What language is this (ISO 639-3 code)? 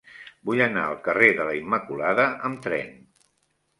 cat